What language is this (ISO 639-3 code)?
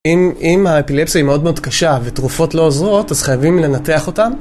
heb